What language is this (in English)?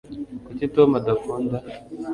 Kinyarwanda